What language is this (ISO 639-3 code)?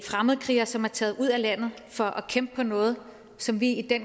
dan